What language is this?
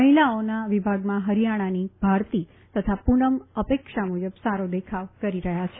Gujarati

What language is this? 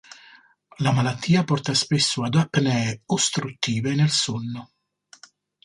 Italian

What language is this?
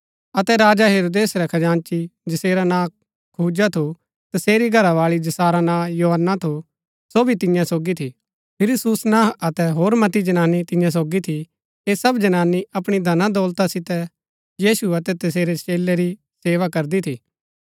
Gaddi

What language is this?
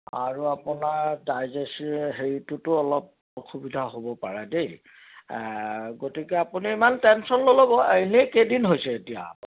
Assamese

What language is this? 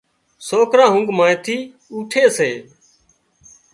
Wadiyara Koli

